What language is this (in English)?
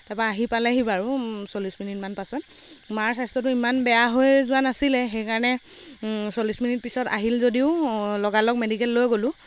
Assamese